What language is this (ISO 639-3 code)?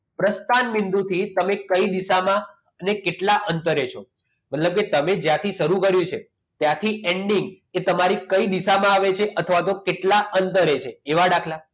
guj